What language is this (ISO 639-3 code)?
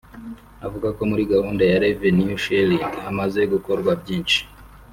kin